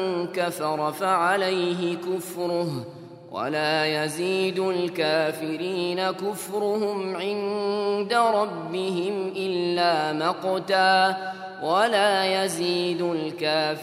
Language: Arabic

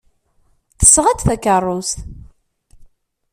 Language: Kabyle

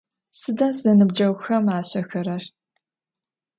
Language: Adyghe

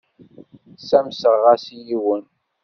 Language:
Kabyle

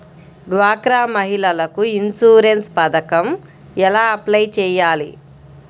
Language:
Telugu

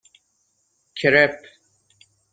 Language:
Persian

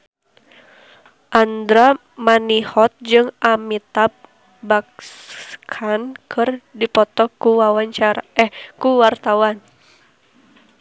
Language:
Sundanese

